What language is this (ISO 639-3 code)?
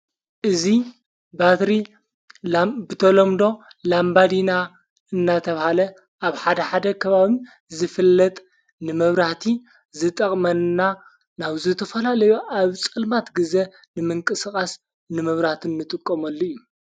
tir